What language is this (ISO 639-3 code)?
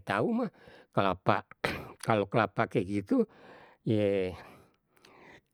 bew